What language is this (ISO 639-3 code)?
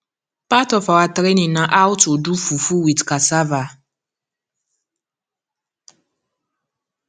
pcm